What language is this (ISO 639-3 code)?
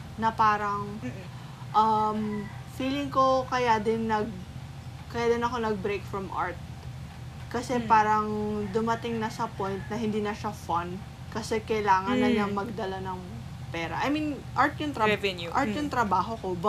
fil